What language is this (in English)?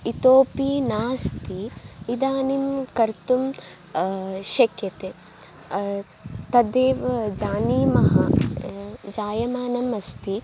Sanskrit